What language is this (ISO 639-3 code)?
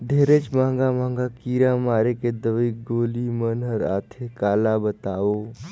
hne